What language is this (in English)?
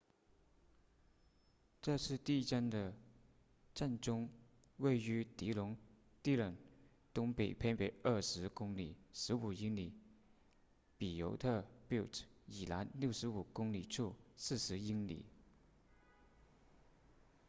Chinese